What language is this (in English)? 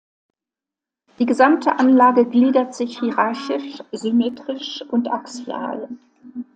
German